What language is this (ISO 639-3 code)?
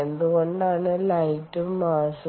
mal